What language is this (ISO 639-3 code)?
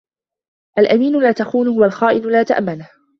ara